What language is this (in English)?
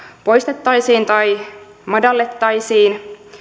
Finnish